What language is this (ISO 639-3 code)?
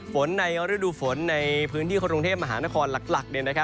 tha